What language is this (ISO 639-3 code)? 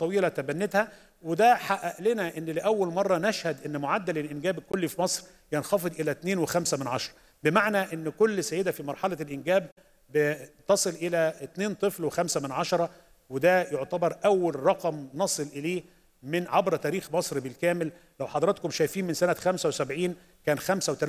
ara